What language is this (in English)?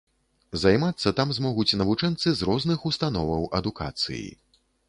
Belarusian